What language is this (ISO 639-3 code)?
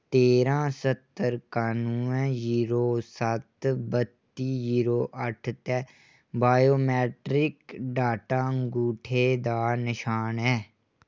doi